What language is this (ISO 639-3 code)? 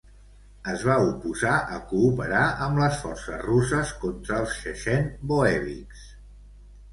cat